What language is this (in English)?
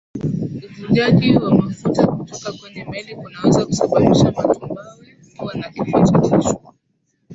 Swahili